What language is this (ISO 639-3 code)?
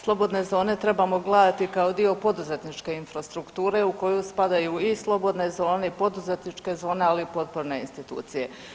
hrv